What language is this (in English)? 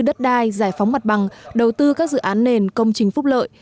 Vietnamese